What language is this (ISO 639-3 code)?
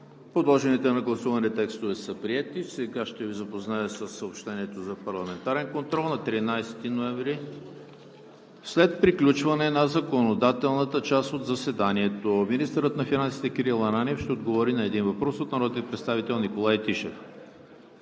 bul